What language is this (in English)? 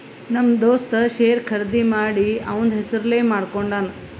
Kannada